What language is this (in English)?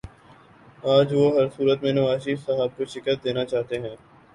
Urdu